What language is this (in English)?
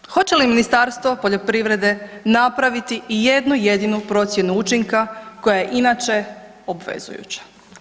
Croatian